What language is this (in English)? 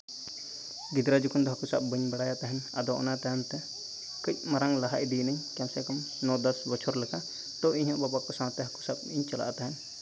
Santali